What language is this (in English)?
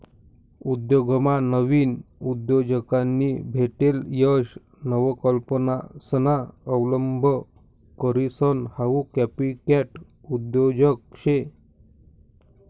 Marathi